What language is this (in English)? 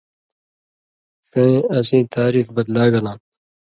Indus Kohistani